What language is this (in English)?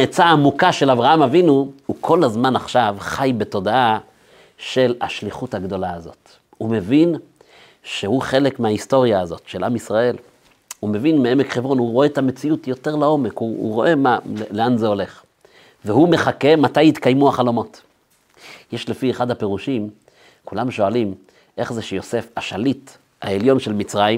Hebrew